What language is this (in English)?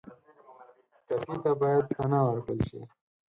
Pashto